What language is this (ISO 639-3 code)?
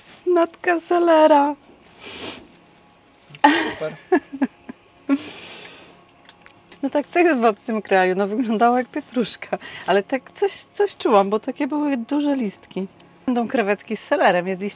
pol